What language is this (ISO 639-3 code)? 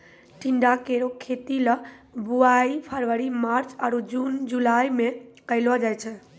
mai